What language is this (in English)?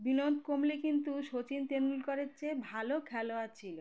Bangla